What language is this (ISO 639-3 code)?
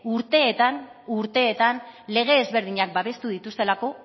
eus